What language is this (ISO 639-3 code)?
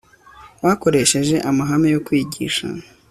kin